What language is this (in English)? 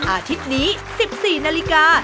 Thai